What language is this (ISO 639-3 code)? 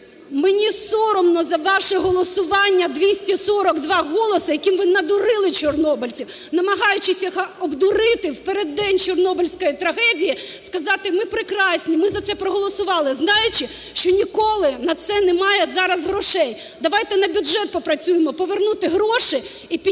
ukr